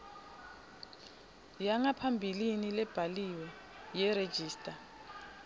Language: Swati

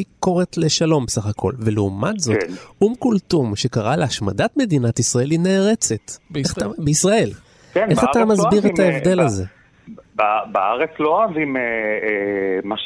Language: Hebrew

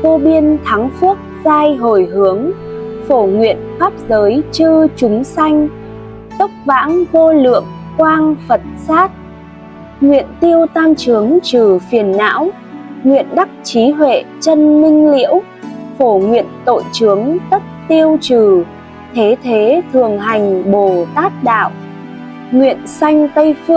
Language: Vietnamese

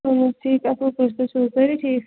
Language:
Kashmiri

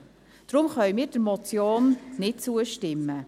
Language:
Swiss German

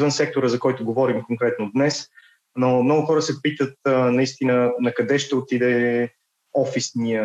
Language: Bulgarian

